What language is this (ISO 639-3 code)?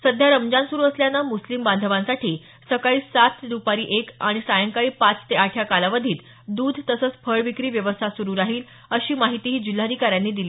mar